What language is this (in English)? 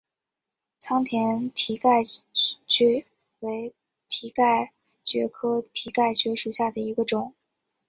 Chinese